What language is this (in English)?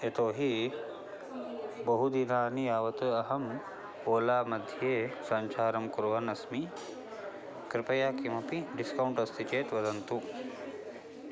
Sanskrit